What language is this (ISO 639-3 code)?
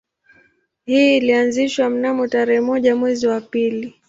swa